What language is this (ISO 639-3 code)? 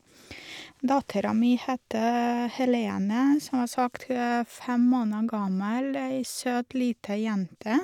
nor